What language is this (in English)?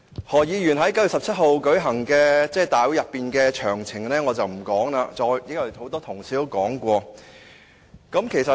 Cantonese